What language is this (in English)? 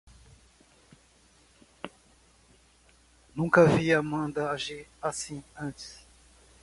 Portuguese